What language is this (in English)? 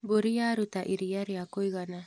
Kikuyu